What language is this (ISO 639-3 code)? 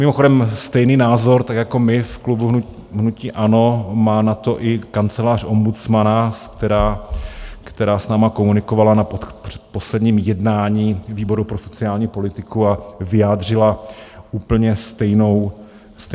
ces